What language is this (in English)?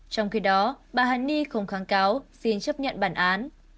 Vietnamese